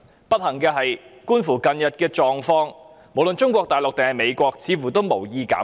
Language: Cantonese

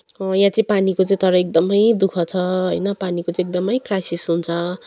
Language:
Nepali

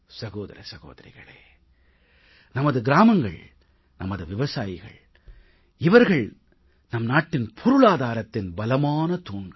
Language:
Tamil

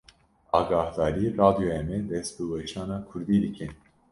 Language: Kurdish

